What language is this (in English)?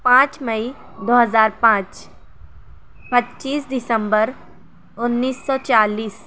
Urdu